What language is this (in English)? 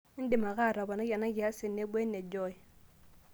Masai